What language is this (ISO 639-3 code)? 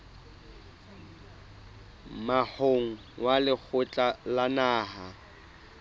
sot